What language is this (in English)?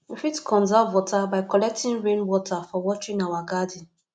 Nigerian Pidgin